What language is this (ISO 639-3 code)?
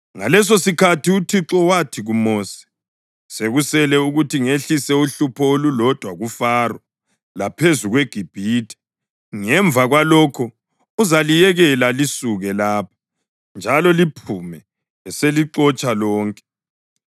nde